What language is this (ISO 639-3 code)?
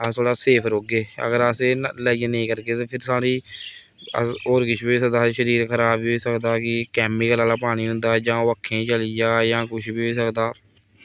doi